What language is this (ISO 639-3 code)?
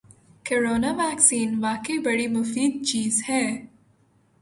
urd